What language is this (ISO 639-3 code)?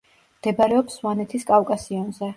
kat